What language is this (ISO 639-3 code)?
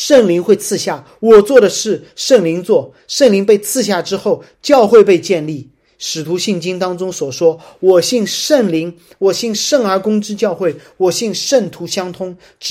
zho